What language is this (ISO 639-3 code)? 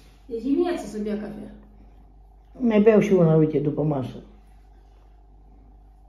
ron